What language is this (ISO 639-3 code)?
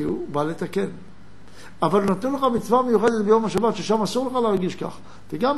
heb